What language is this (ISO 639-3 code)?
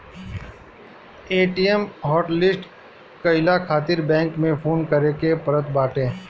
bho